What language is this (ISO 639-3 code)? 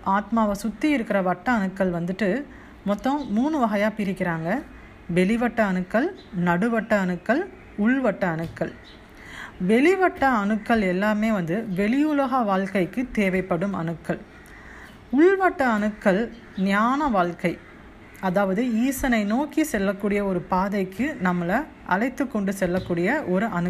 tam